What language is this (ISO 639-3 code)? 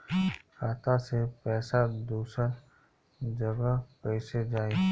bho